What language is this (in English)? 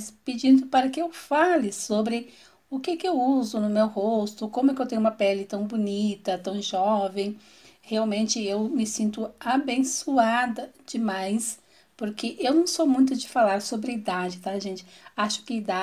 Portuguese